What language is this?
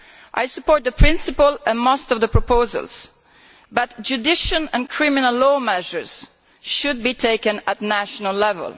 English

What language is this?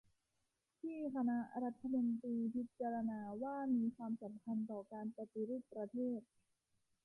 Thai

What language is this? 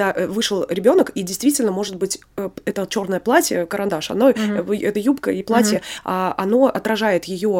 Russian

